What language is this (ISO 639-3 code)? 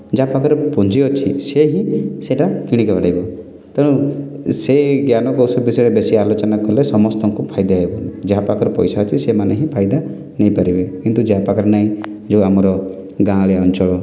ori